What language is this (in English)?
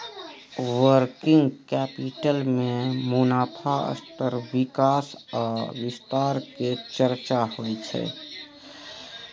Maithili